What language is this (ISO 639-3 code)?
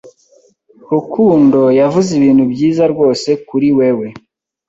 kin